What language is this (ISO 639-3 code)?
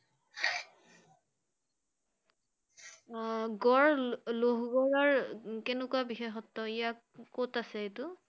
asm